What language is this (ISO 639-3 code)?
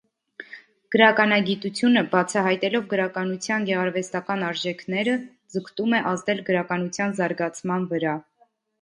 hye